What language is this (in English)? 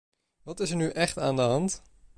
Dutch